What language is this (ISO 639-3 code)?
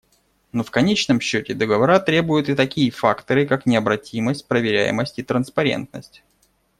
rus